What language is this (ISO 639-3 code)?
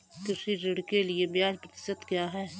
hin